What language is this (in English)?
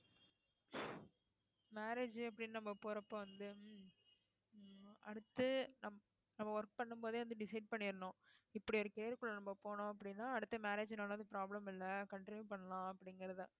Tamil